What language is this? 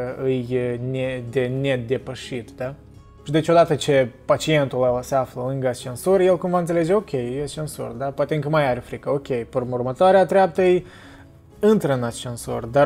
Romanian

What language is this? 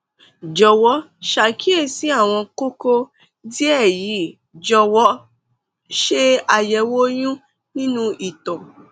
Yoruba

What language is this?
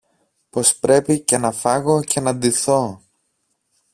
Greek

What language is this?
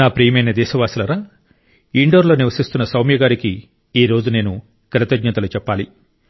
Telugu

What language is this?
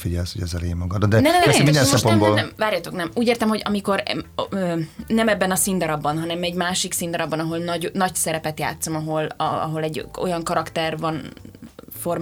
Hungarian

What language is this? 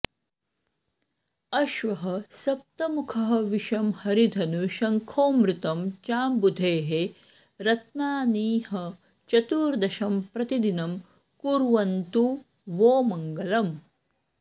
Sanskrit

